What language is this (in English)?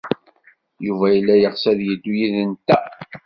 Kabyle